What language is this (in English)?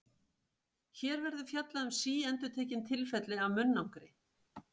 Icelandic